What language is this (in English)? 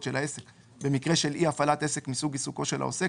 Hebrew